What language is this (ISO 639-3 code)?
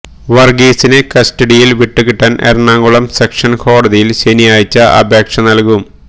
mal